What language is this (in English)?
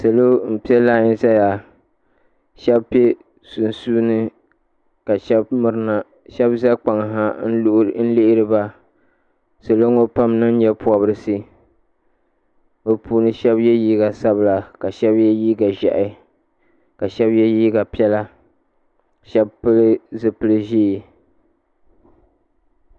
Dagbani